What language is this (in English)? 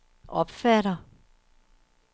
Danish